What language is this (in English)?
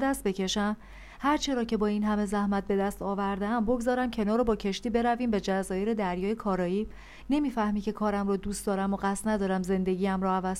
Persian